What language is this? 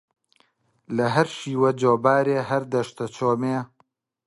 Central Kurdish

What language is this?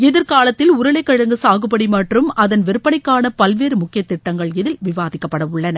Tamil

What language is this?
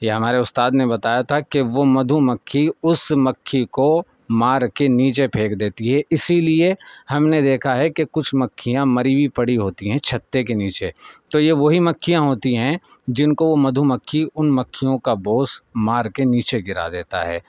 Urdu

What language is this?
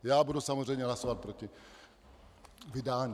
Czech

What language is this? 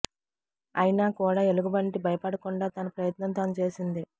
Telugu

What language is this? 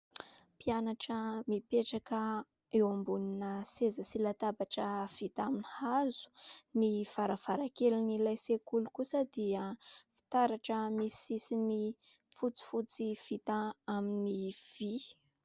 Malagasy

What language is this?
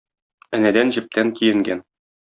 Tatar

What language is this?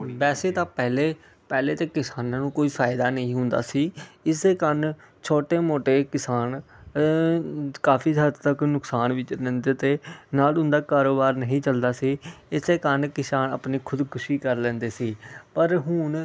Punjabi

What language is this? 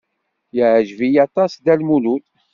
Kabyle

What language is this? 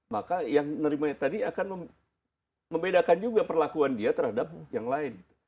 Indonesian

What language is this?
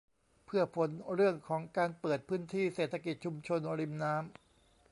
Thai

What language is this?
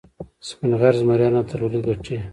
Pashto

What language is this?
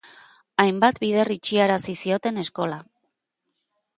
Basque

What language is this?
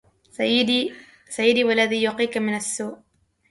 Arabic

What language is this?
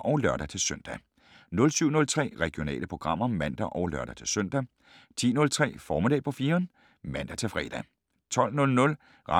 Danish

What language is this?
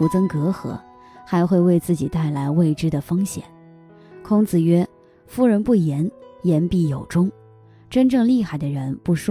Chinese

